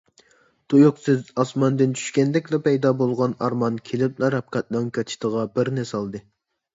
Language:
Uyghur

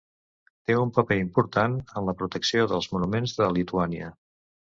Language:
Catalan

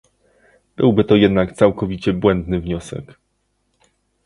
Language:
Polish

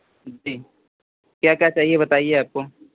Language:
Hindi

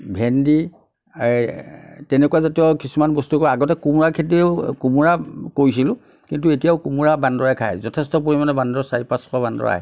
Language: Assamese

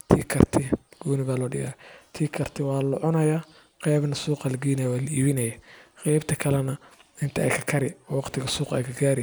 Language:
Somali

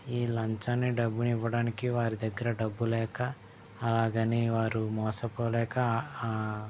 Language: Telugu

